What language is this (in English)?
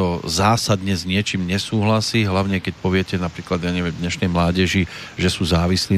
Slovak